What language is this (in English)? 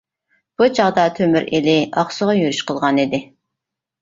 Uyghur